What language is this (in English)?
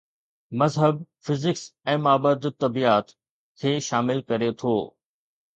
Sindhi